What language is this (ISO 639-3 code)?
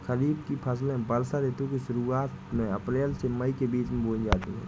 hin